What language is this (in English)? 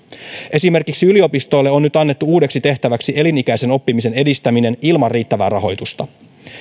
Finnish